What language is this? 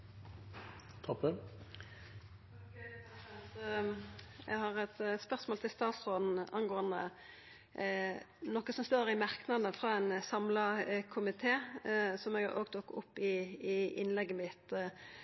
Norwegian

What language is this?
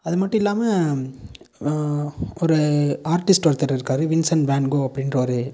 Tamil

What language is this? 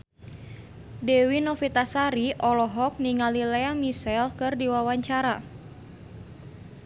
Sundanese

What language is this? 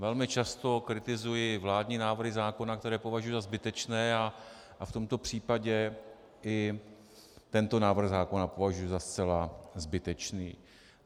Czech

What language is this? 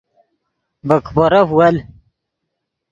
Yidgha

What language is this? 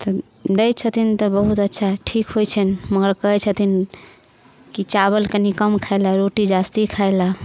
Maithili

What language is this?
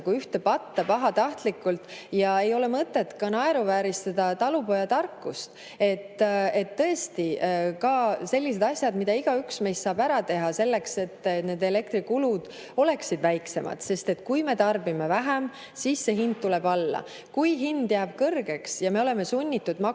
Estonian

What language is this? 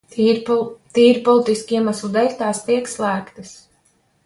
Latvian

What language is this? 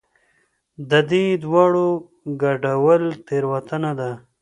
Pashto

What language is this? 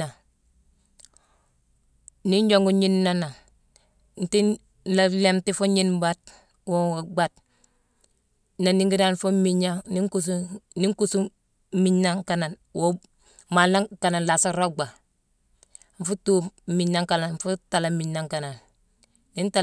Mansoanka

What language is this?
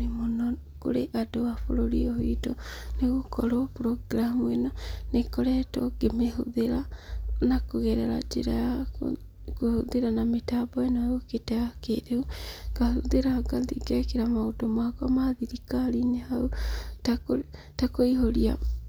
Kikuyu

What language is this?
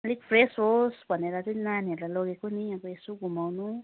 Nepali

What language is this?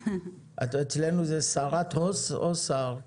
Hebrew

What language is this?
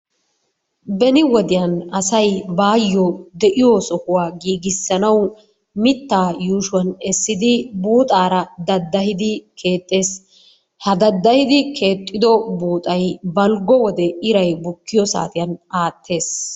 Wolaytta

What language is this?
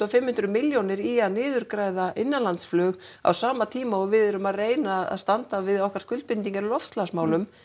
Icelandic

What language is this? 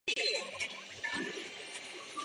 Chinese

